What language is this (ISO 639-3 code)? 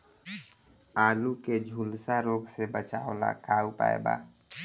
bho